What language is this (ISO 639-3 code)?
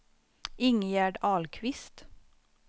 swe